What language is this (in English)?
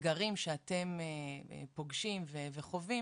Hebrew